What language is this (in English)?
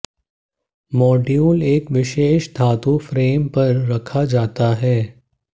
Hindi